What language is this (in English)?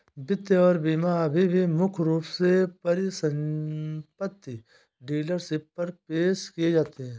Hindi